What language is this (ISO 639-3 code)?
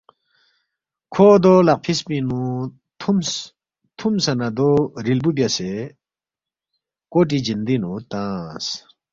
bft